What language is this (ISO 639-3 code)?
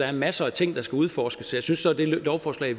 dan